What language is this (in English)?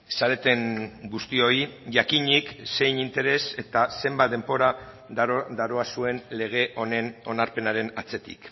Basque